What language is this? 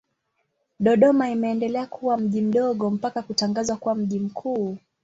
Swahili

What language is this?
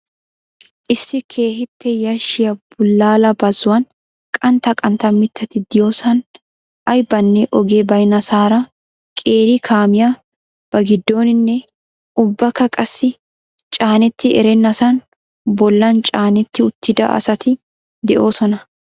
Wolaytta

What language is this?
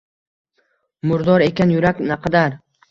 Uzbek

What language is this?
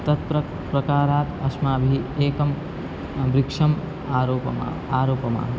Sanskrit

